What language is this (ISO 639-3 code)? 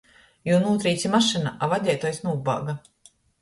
ltg